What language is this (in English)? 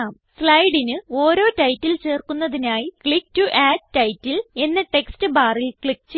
Malayalam